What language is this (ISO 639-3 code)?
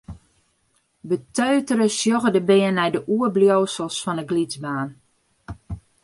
fry